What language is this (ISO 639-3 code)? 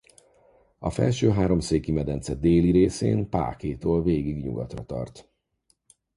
hun